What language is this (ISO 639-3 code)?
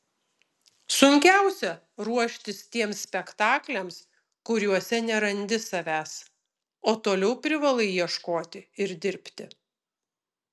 lit